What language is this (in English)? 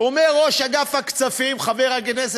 Hebrew